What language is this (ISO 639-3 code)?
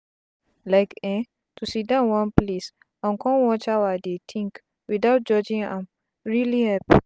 pcm